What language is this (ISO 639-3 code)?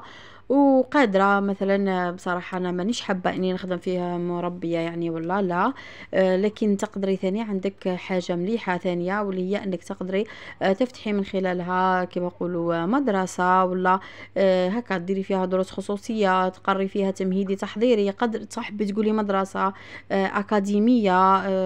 ara